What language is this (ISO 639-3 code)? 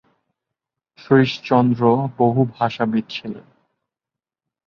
ben